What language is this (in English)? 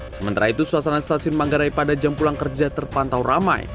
Indonesian